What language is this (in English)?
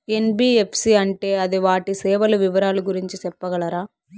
Telugu